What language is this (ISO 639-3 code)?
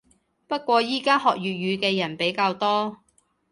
yue